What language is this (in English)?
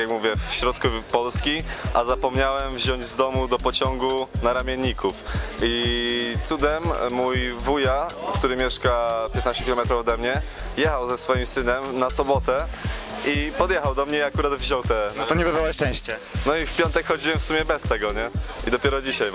Polish